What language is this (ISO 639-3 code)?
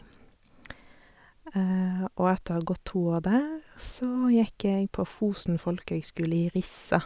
nor